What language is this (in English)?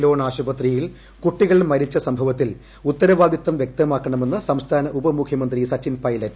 Malayalam